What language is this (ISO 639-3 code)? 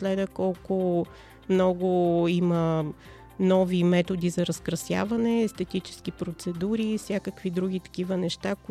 bul